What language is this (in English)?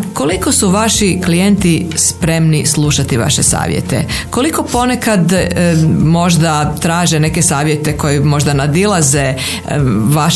Croatian